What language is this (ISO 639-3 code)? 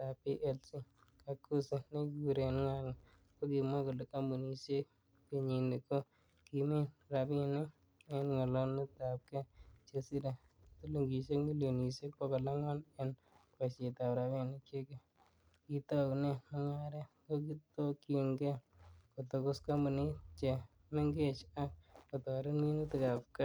kln